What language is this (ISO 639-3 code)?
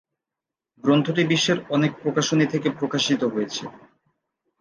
ben